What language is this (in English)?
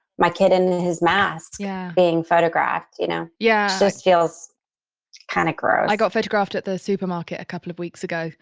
English